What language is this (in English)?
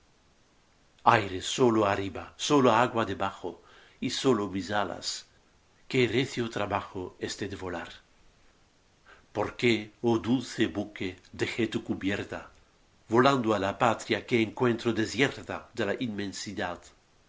Spanish